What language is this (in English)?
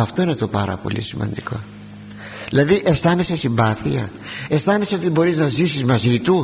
Greek